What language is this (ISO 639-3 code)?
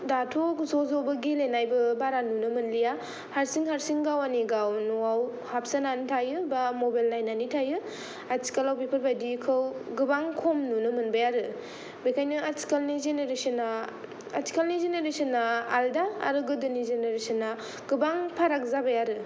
brx